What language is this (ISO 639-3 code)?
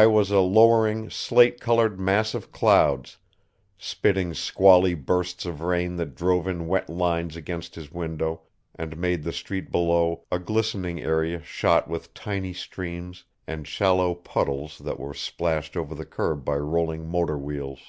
eng